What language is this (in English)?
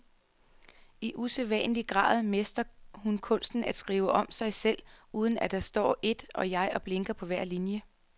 Danish